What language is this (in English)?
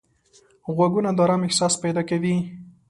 Pashto